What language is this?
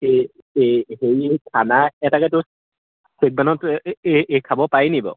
Assamese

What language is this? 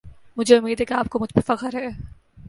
Urdu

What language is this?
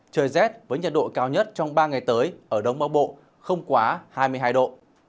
Vietnamese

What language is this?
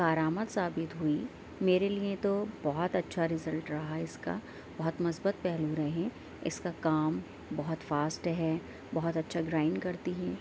Urdu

